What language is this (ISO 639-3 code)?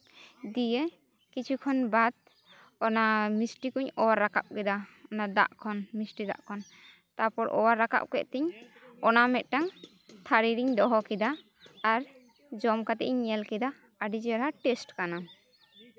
sat